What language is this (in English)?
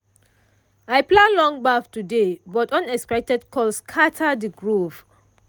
Nigerian Pidgin